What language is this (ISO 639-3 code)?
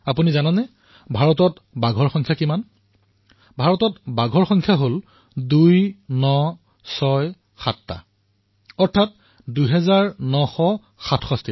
asm